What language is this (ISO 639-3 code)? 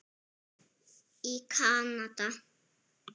isl